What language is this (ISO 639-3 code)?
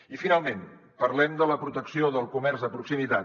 cat